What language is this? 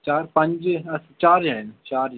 Dogri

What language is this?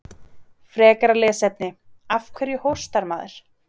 Icelandic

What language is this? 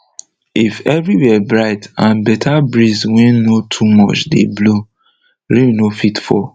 Nigerian Pidgin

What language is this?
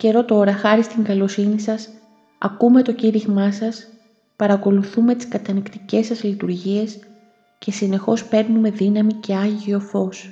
Greek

